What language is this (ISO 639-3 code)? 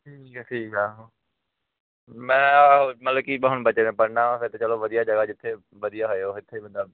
pan